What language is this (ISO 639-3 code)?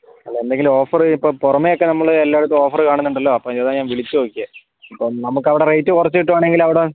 mal